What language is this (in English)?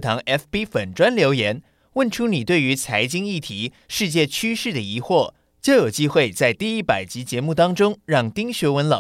Chinese